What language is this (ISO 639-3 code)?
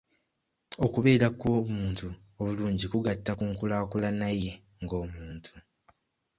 lug